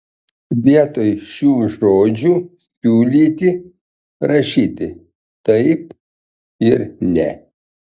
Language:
Lithuanian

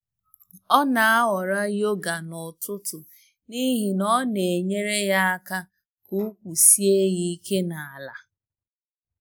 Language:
Igbo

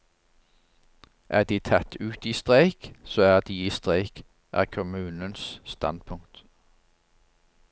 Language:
Norwegian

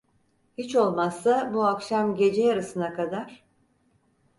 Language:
Turkish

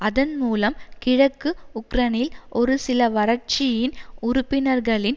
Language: Tamil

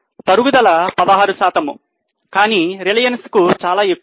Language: Telugu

